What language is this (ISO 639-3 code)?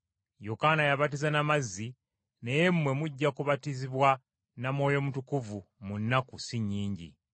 lug